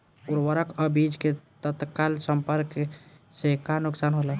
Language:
Bhojpuri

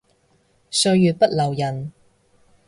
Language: Cantonese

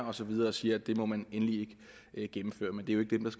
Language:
Danish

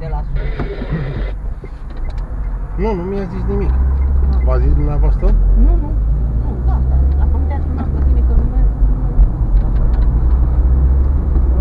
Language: Romanian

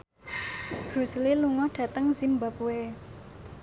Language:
Javanese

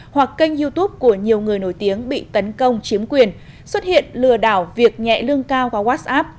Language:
Vietnamese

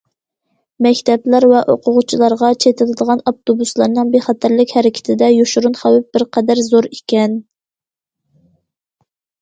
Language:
Uyghur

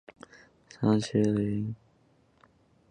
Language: Chinese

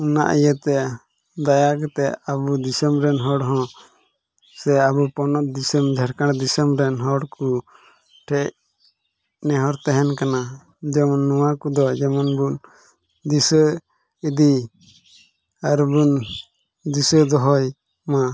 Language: Santali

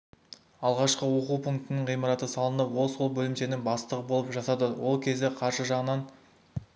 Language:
Kazakh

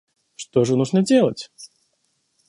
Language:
Russian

